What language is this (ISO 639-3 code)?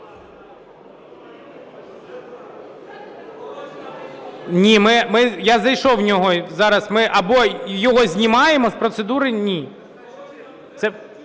ukr